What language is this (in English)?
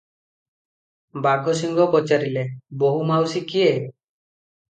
Odia